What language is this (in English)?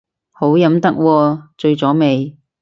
Cantonese